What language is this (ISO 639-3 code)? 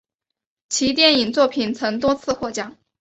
zho